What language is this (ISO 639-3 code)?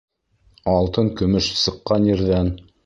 bak